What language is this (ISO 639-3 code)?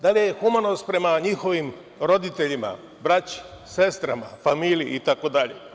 srp